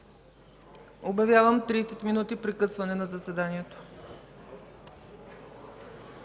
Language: Bulgarian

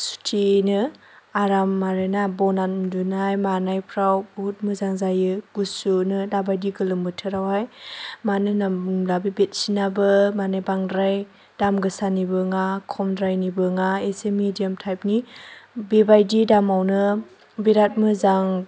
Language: Bodo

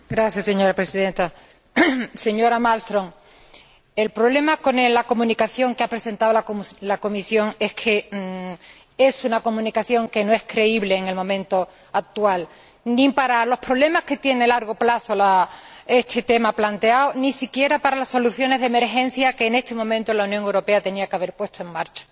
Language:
Spanish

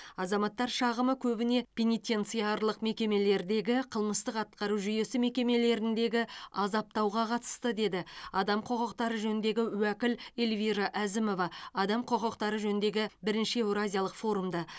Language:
Kazakh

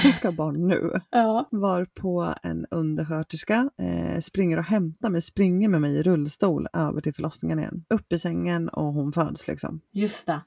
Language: Swedish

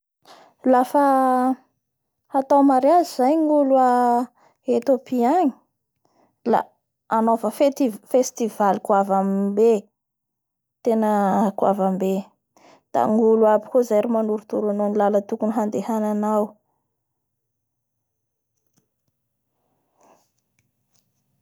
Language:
Bara Malagasy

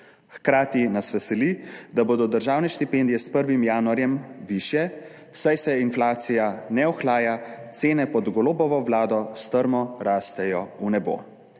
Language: Slovenian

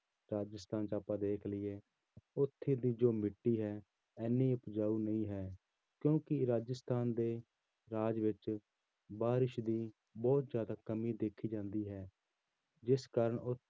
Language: Punjabi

